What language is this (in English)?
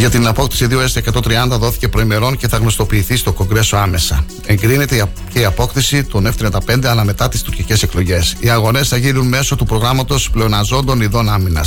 Greek